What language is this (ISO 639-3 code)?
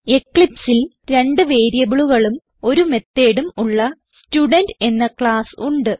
mal